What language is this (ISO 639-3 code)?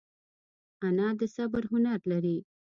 pus